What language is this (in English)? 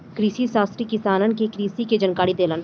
Bhojpuri